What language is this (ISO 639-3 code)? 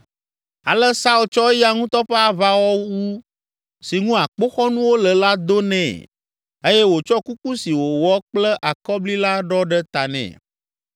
ewe